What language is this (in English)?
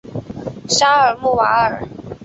Chinese